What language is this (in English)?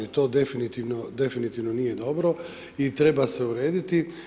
Croatian